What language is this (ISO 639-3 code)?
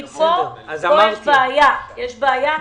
heb